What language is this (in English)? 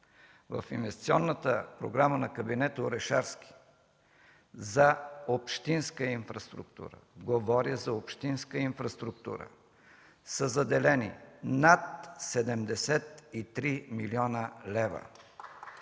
Bulgarian